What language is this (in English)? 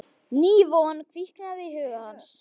Icelandic